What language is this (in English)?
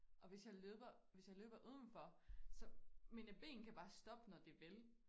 Danish